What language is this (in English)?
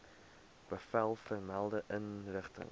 Afrikaans